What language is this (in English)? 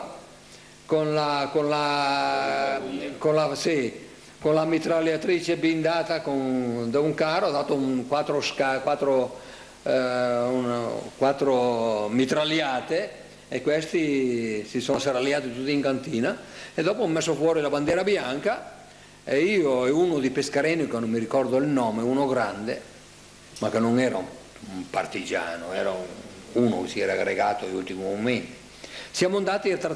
Italian